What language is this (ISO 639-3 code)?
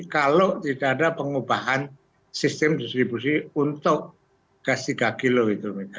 ind